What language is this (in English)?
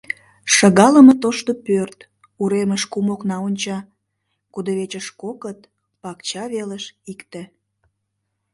Mari